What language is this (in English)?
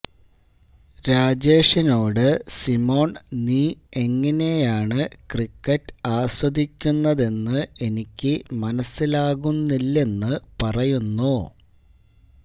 Malayalam